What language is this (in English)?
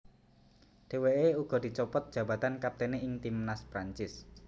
Javanese